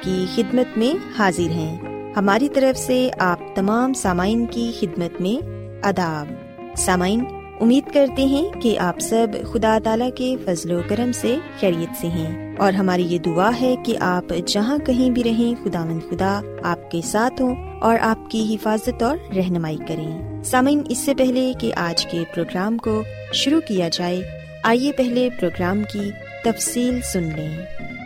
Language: Urdu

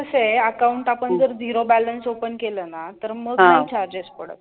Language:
Marathi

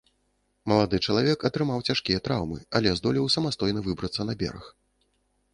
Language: Belarusian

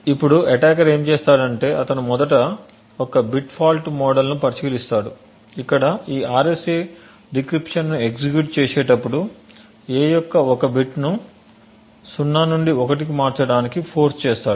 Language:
Telugu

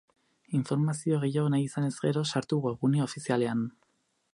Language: Basque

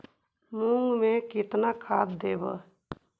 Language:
Magahi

